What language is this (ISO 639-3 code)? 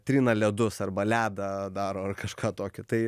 lit